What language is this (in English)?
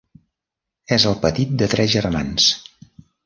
Catalan